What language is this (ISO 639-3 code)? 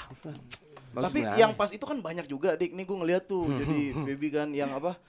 ind